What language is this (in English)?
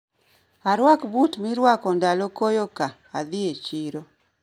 Luo (Kenya and Tanzania)